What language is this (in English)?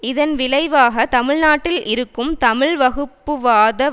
Tamil